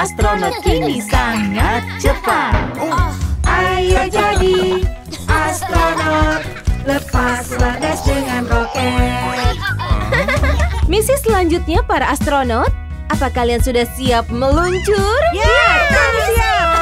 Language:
Indonesian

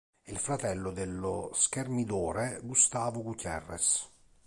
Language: Italian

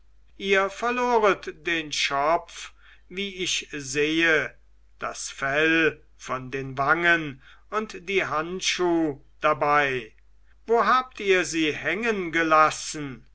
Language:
German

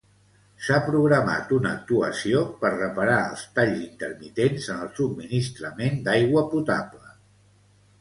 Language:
Catalan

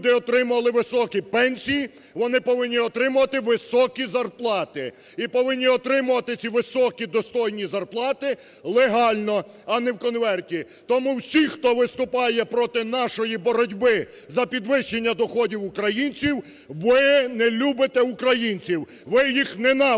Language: Ukrainian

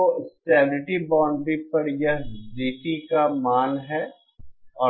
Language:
Hindi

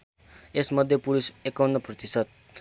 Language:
Nepali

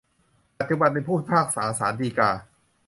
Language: Thai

